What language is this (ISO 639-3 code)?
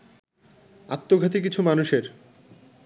ben